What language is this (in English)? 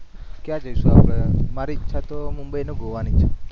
Gujarati